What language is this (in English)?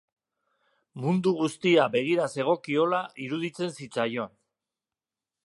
Basque